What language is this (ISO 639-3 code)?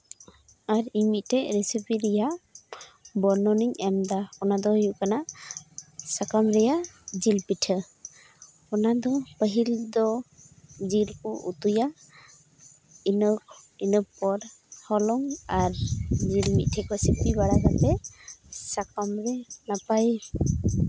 sat